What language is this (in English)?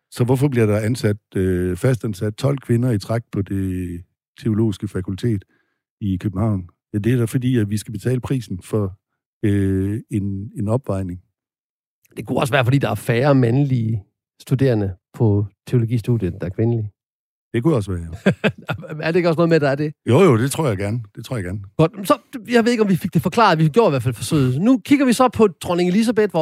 Danish